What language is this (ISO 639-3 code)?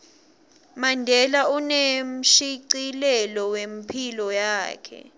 ssw